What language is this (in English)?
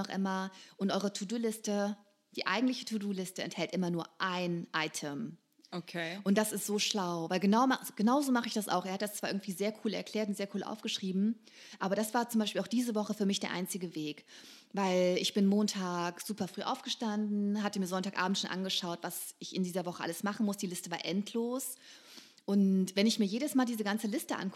German